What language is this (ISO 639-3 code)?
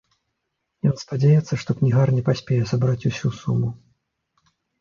bel